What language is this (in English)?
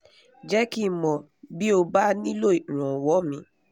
Yoruba